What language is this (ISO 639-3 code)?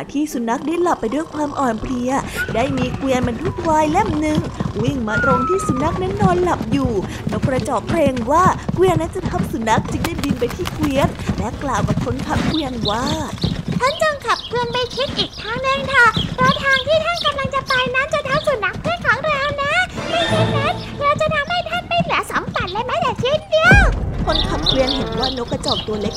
tha